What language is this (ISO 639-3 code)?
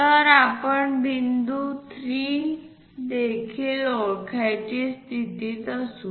mar